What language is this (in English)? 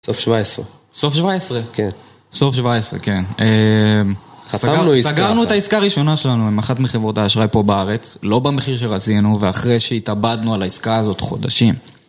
Hebrew